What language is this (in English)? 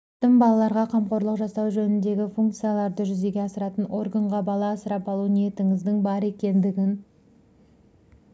Kazakh